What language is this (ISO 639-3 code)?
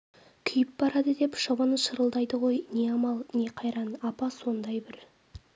kaz